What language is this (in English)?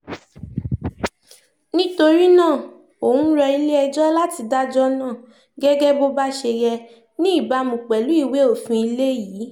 Yoruba